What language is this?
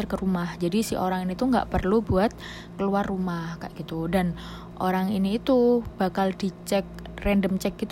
Indonesian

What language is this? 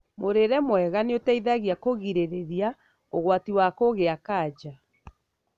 Kikuyu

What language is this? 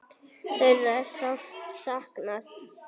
Icelandic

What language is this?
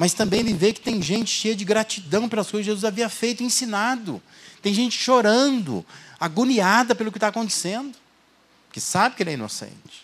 Portuguese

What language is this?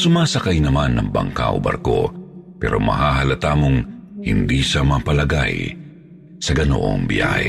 Filipino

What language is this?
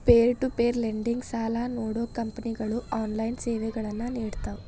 Kannada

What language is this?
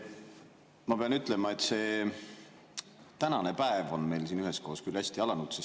Estonian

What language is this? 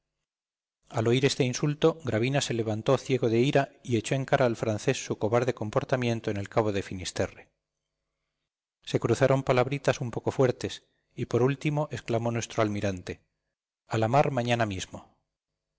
Spanish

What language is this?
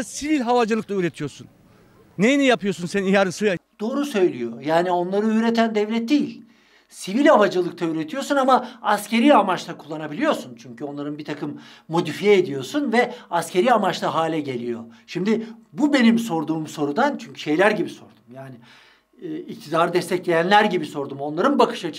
Turkish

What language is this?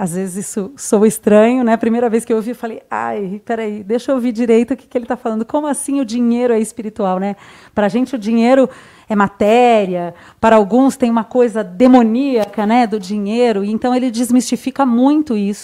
Portuguese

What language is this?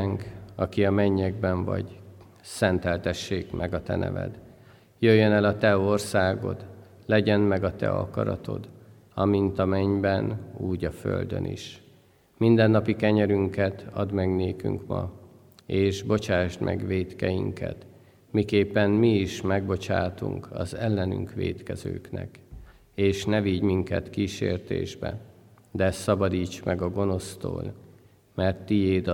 Hungarian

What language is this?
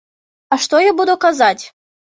Belarusian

